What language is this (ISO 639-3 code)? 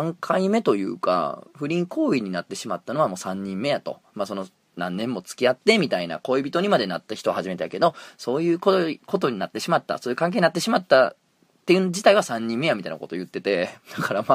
jpn